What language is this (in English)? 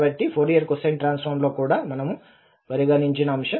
Telugu